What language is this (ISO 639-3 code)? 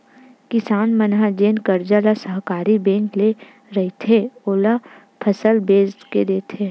hne